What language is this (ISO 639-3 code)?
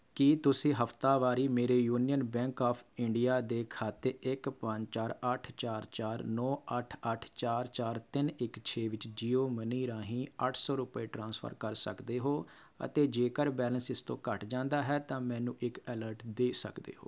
pan